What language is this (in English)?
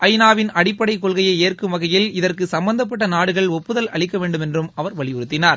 Tamil